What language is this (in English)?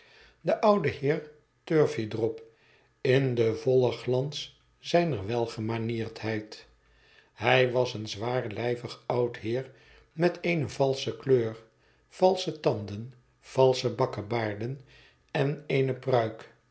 Dutch